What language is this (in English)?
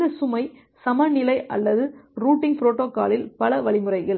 Tamil